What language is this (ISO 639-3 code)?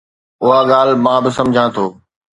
snd